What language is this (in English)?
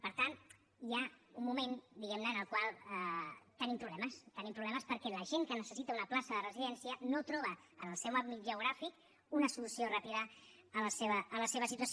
Catalan